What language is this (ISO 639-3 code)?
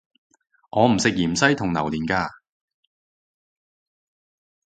yue